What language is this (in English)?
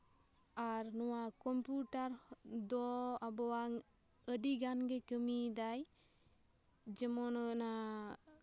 Santali